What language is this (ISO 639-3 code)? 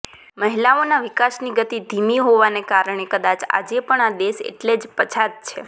guj